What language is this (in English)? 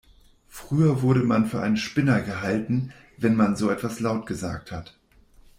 German